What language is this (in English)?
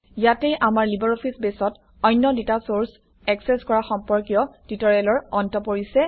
Assamese